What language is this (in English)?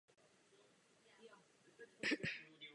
Czech